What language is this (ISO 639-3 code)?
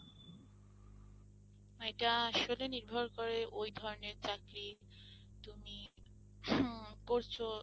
ben